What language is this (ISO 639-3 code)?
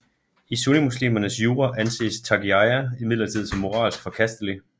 dan